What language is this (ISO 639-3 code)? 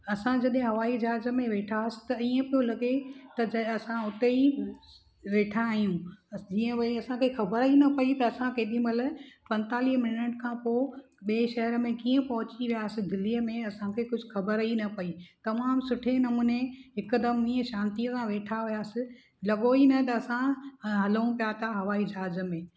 snd